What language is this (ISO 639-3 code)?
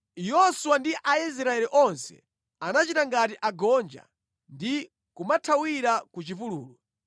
nya